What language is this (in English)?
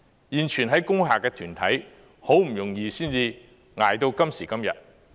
Cantonese